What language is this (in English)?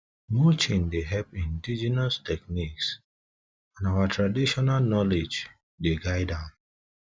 Nigerian Pidgin